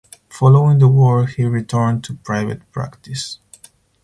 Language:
English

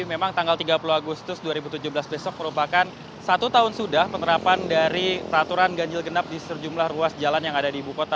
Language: Indonesian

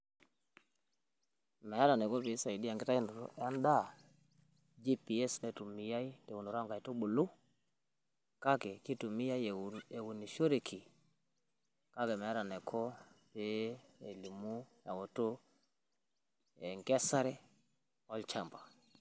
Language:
Masai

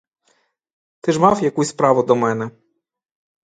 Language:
Ukrainian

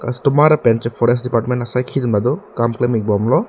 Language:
Karbi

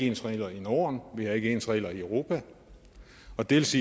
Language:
Danish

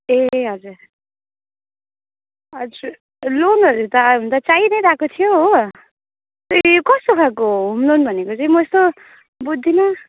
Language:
Nepali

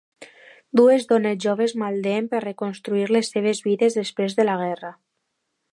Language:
Catalan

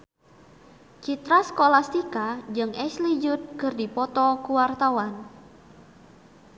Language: Sundanese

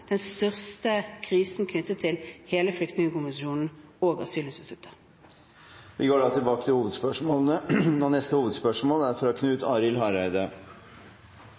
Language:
Norwegian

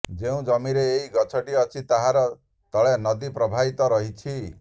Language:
Odia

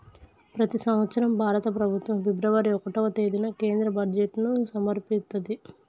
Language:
Telugu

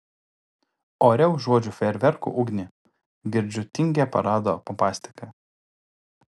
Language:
Lithuanian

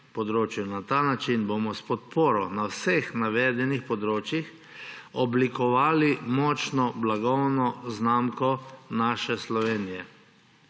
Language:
Slovenian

